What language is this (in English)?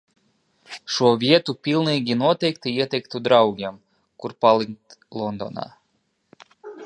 Latvian